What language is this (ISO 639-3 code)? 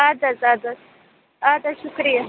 kas